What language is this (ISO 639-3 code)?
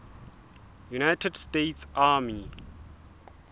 sot